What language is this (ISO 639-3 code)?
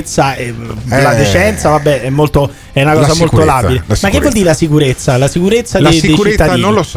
ita